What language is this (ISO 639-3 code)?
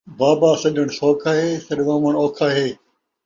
skr